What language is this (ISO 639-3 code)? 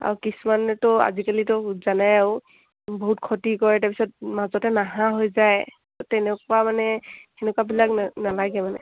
asm